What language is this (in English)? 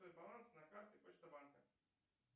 Russian